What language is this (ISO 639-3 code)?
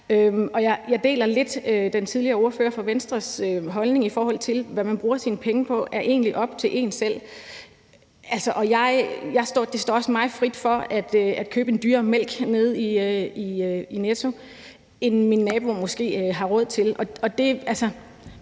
dan